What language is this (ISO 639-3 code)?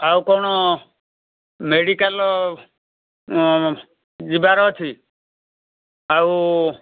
ori